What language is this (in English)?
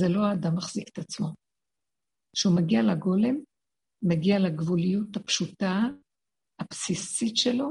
Hebrew